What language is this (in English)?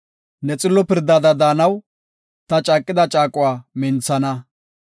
Gofa